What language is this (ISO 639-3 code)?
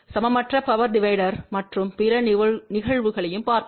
tam